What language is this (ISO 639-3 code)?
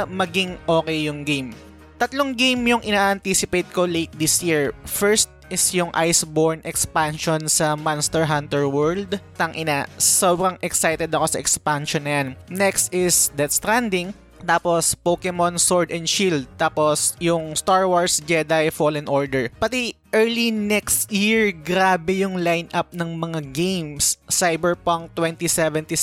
fil